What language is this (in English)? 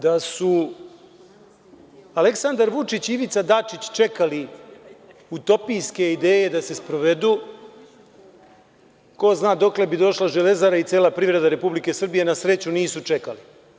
Serbian